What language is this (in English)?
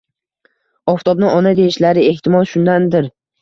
Uzbek